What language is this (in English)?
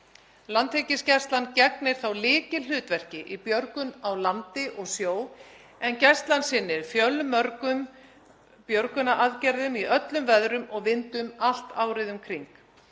Icelandic